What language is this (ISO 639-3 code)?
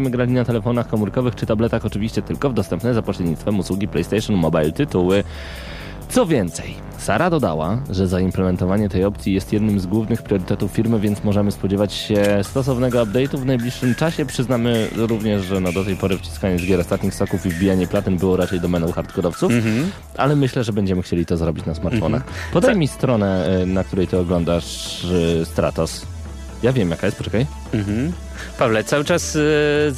pol